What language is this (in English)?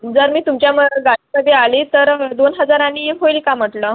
Marathi